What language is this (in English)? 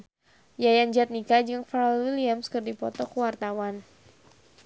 Sundanese